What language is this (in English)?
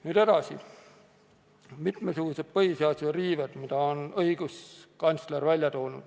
Estonian